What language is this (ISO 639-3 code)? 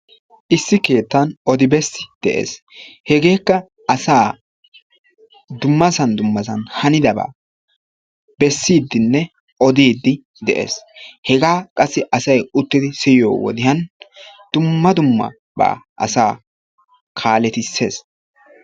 wal